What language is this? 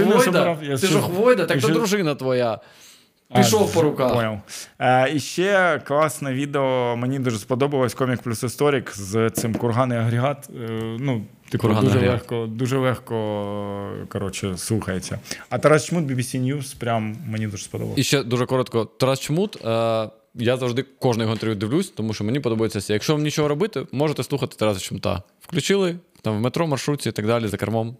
Ukrainian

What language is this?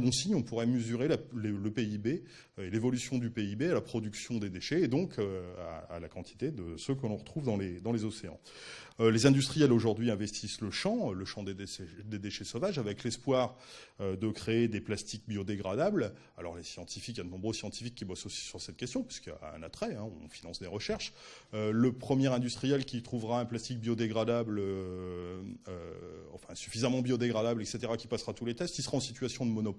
French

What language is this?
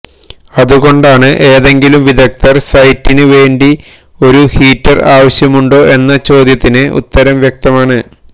Malayalam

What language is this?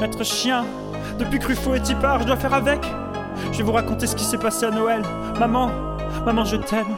French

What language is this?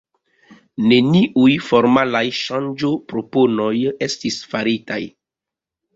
Esperanto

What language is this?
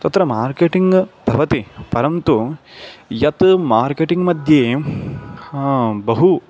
Sanskrit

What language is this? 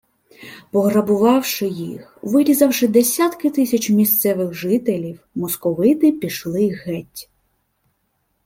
Ukrainian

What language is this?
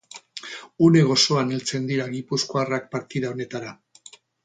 Basque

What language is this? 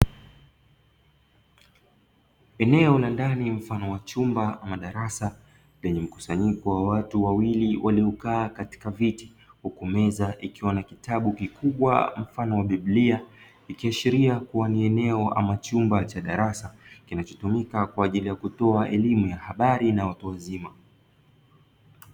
Swahili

